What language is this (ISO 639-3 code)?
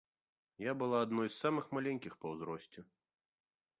bel